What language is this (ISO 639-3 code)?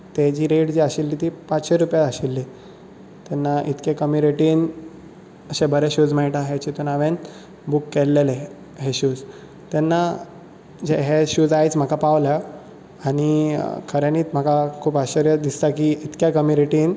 kok